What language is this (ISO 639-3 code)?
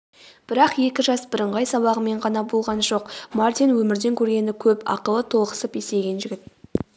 kaz